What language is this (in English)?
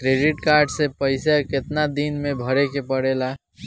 Bhojpuri